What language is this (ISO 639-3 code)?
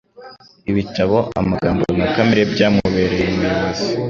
kin